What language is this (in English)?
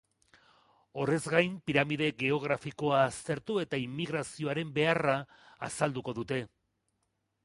Basque